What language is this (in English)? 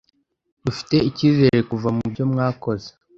Kinyarwanda